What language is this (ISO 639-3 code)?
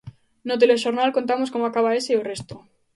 glg